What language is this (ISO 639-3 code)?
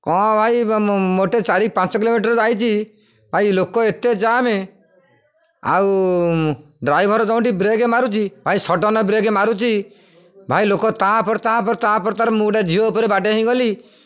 ori